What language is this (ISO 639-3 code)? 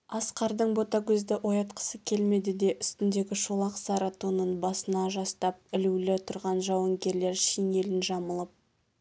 kaz